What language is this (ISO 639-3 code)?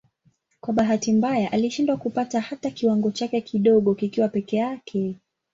swa